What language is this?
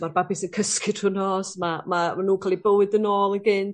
Welsh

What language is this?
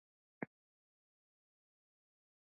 Pashto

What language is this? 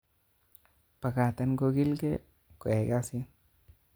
Kalenjin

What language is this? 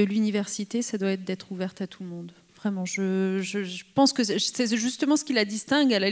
French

